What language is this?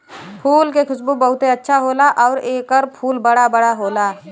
Bhojpuri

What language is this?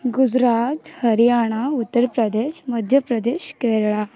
Odia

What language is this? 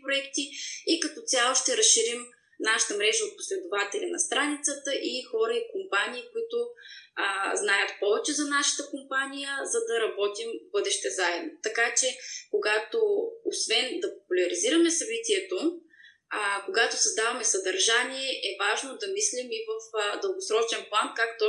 Bulgarian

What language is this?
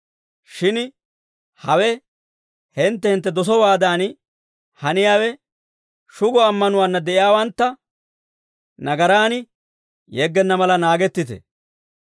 Dawro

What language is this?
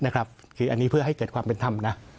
Thai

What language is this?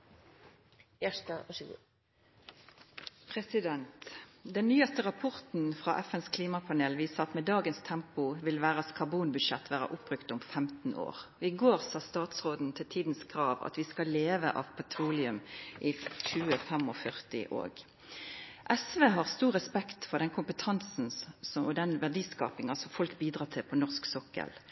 Norwegian Nynorsk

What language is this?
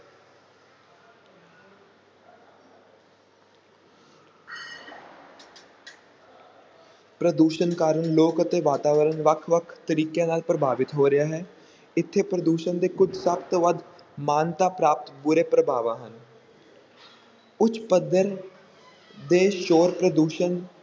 Punjabi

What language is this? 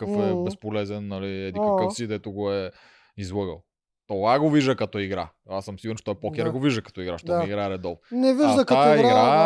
Bulgarian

